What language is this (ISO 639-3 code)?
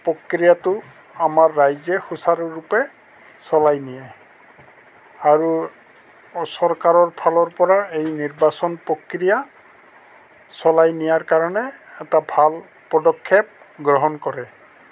asm